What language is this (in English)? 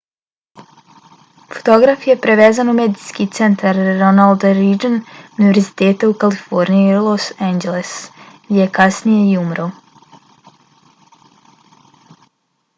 Bosnian